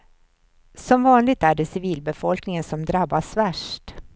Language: Swedish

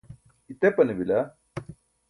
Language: Burushaski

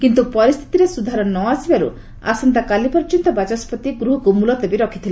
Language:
Odia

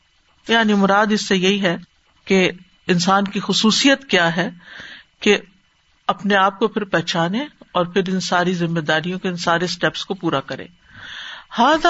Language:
Urdu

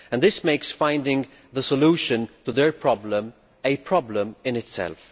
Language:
English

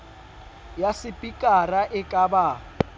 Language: Southern Sotho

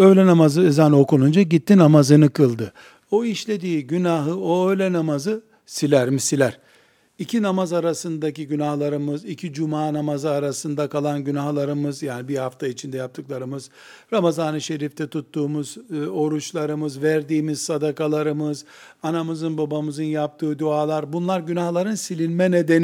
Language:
Turkish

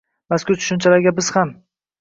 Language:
Uzbek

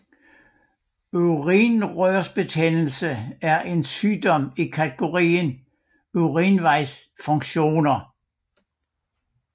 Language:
Danish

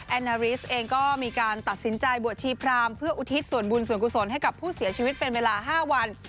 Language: Thai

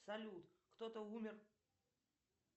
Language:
Russian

